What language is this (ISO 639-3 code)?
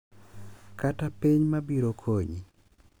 luo